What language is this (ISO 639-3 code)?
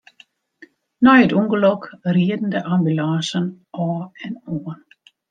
fry